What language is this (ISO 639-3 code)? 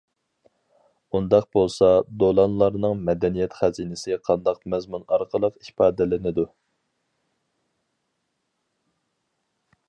uig